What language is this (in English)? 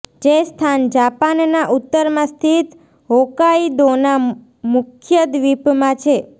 Gujarati